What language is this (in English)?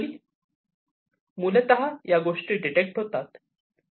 Marathi